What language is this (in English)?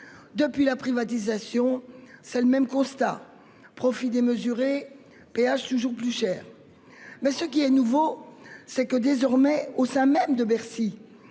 French